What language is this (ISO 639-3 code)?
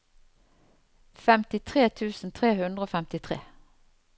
nor